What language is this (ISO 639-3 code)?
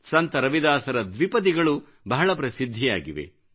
kan